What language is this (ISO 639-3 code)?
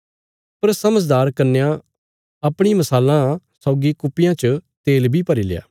kfs